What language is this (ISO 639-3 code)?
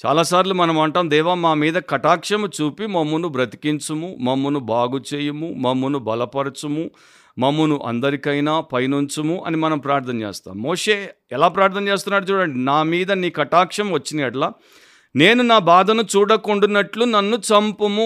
tel